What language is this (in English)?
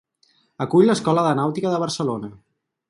Catalan